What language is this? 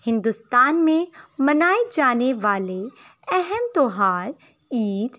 Urdu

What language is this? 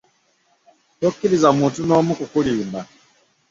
Ganda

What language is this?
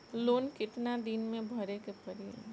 Bhojpuri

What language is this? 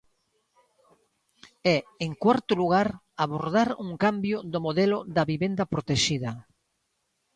Galician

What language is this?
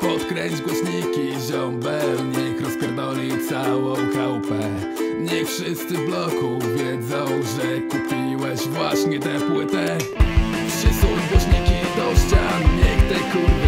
Polish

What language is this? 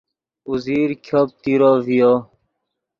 Yidgha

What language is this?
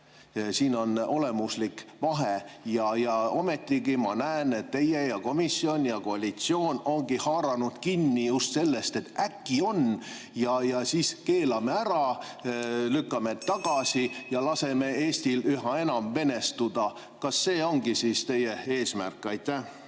Estonian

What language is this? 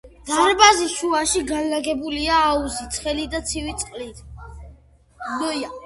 Georgian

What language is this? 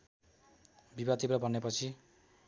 Nepali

